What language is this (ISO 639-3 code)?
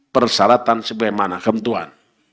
ind